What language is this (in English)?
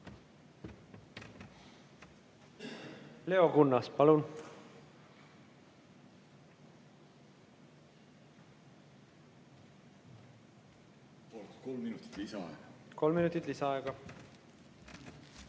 Estonian